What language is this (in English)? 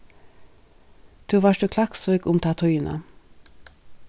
Faroese